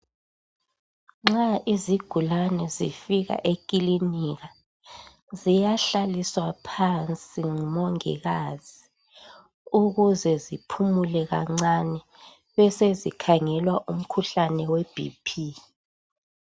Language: North Ndebele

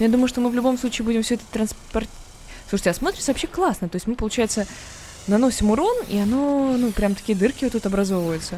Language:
Russian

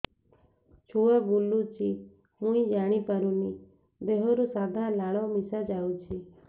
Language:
Odia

